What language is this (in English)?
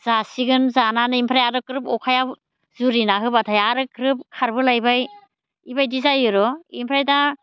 Bodo